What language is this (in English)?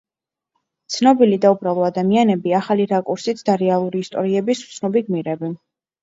Georgian